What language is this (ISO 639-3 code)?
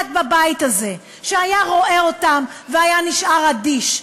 heb